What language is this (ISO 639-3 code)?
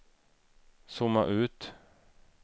swe